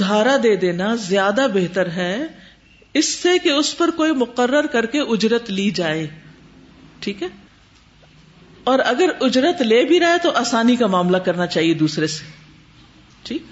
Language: Urdu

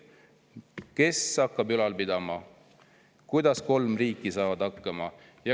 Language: Estonian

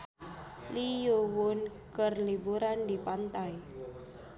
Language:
Sundanese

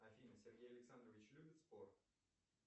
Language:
Russian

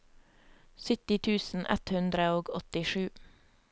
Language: Norwegian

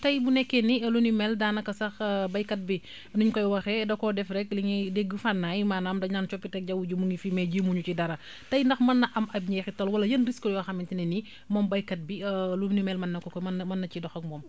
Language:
Wolof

